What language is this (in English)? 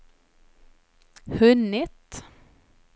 Swedish